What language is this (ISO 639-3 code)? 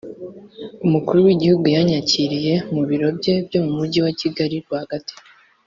kin